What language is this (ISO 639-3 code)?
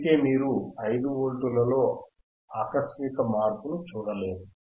tel